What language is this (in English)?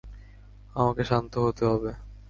Bangla